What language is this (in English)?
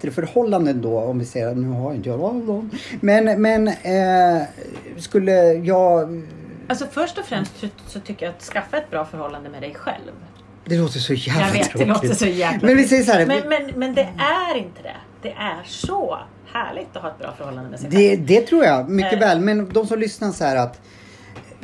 Swedish